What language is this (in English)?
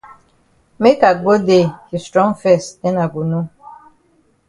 Cameroon Pidgin